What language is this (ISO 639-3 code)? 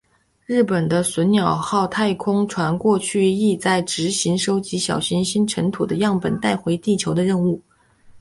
zho